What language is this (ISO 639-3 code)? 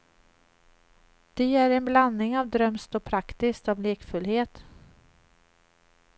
swe